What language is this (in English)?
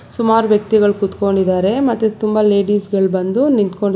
Kannada